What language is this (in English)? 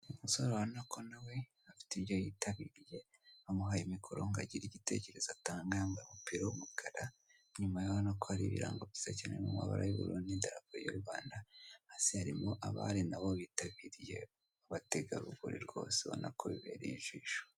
Kinyarwanda